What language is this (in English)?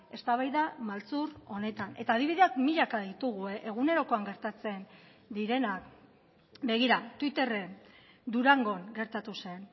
Basque